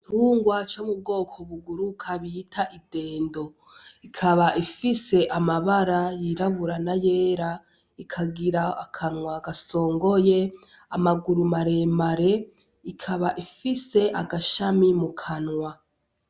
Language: Rundi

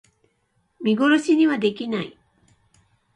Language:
Japanese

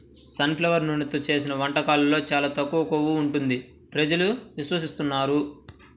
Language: Telugu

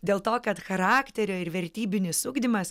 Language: Lithuanian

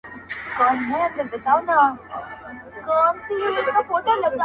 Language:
Pashto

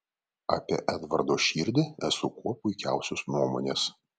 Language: Lithuanian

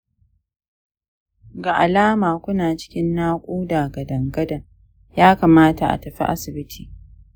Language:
Hausa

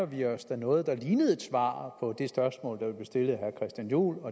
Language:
Danish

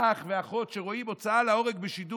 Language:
Hebrew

